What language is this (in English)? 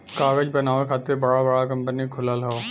Bhojpuri